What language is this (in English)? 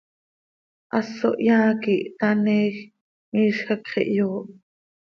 Seri